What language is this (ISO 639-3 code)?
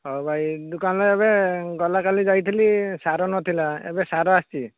ori